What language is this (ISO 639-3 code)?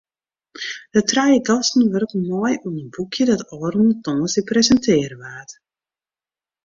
fry